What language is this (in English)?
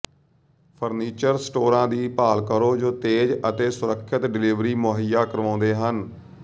Punjabi